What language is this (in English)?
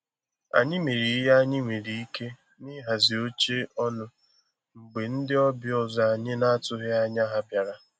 Igbo